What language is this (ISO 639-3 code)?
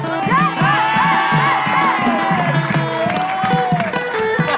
tha